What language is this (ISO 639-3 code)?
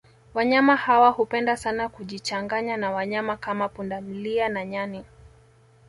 swa